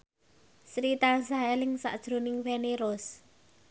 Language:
Javanese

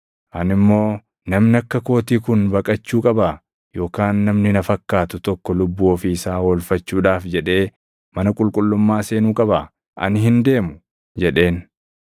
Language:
Oromo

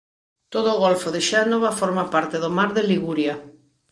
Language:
Galician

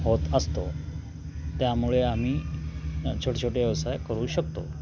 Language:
Marathi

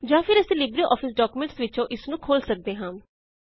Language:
Punjabi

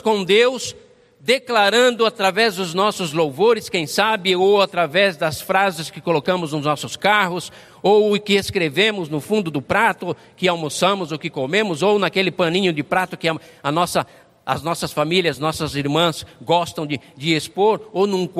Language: Portuguese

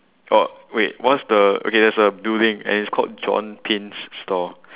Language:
English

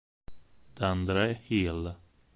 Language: Italian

